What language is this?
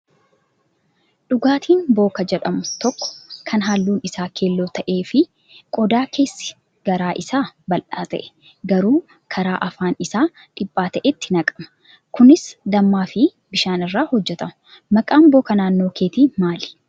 Oromo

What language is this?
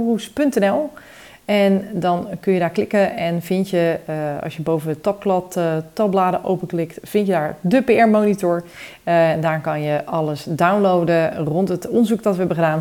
Dutch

